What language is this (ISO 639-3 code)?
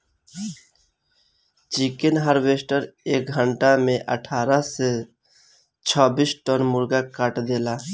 bho